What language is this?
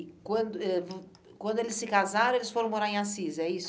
Portuguese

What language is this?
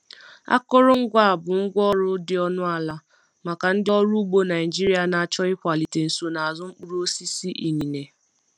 Igbo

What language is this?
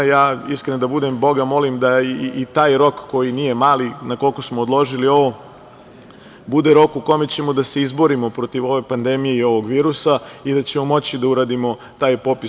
Serbian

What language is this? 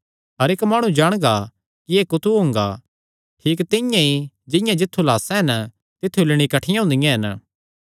Kangri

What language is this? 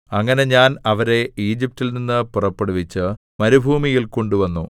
Malayalam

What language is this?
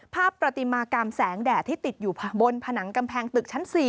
Thai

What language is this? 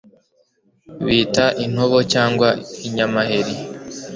Kinyarwanda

